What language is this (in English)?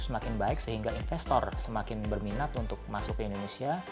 Indonesian